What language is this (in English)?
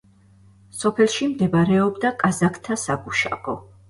Georgian